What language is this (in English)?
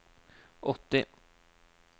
Norwegian